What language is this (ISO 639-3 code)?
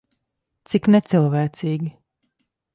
lav